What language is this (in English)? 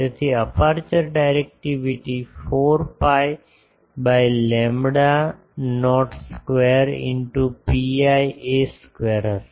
Gujarati